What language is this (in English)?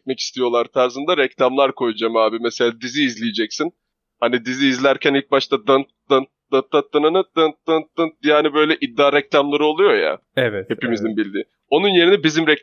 Turkish